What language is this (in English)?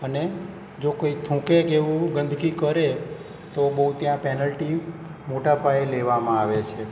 Gujarati